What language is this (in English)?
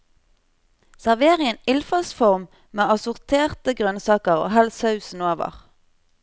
Norwegian